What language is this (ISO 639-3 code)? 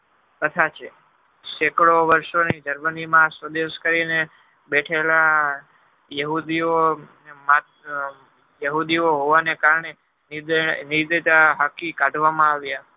guj